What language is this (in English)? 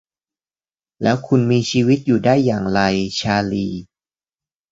Thai